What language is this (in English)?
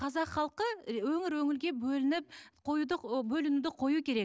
Kazakh